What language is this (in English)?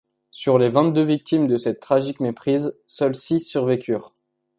French